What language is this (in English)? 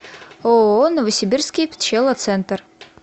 Russian